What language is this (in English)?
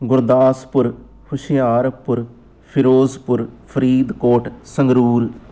Punjabi